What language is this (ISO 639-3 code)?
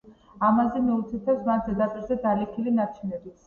kat